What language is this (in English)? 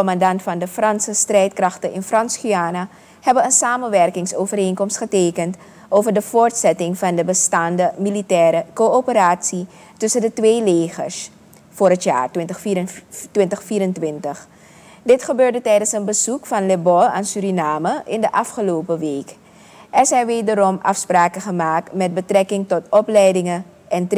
Dutch